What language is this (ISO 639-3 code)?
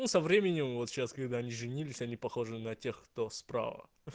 rus